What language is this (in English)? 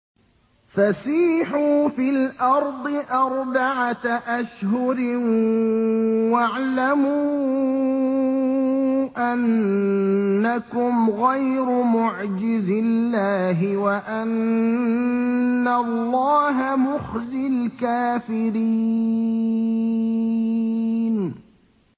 Arabic